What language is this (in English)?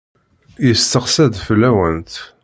Kabyle